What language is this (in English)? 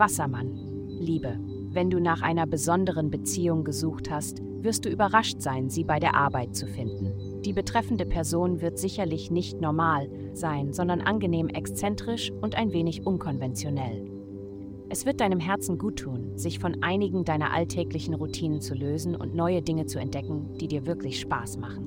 German